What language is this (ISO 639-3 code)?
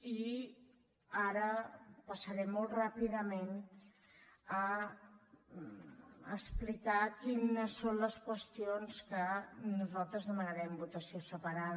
cat